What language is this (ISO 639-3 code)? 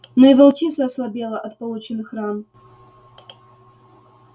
rus